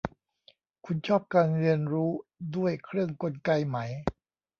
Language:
Thai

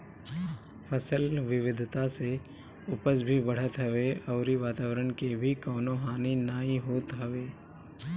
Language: Bhojpuri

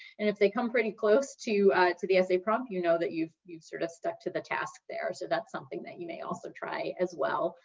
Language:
English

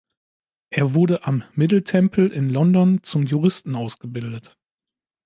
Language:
German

